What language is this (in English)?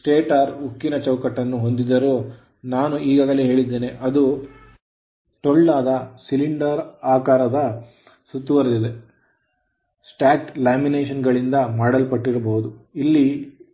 Kannada